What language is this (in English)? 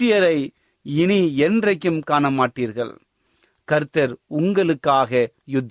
Tamil